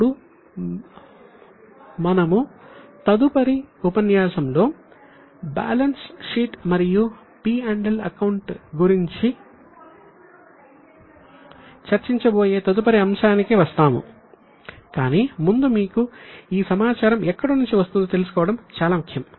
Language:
Telugu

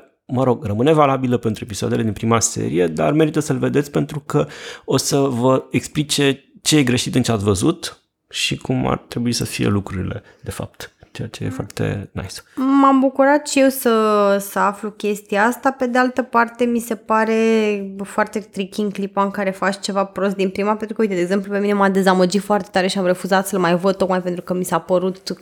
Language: Romanian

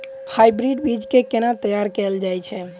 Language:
Maithili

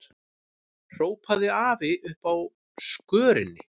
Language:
Icelandic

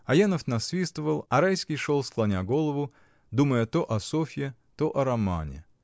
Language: Russian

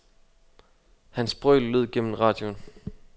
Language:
Danish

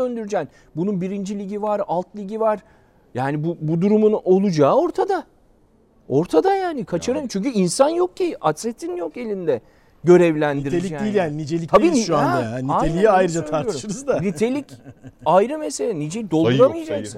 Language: Turkish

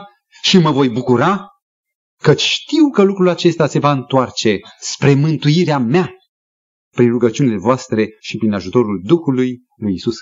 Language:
Romanian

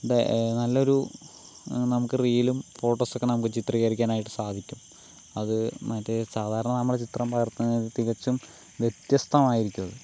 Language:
Malayalam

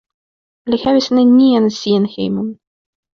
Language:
Esperanto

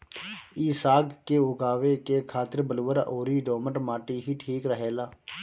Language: Bhojpuri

